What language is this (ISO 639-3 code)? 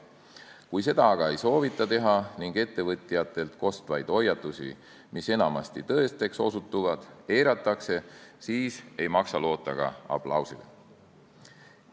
est